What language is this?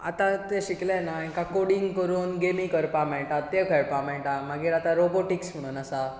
Konkani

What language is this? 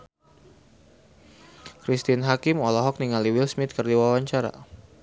Sundanese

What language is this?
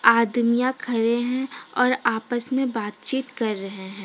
Hindi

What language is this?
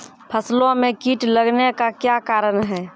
Maithili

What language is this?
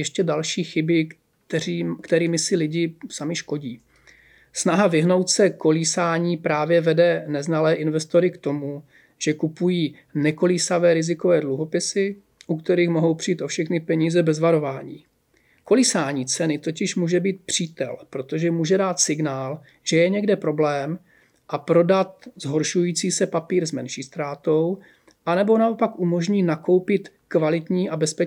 Czech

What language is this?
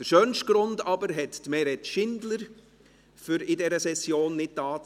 Swiss German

